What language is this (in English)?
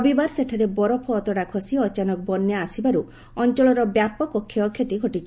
Odia